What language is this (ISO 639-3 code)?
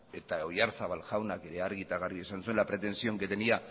eus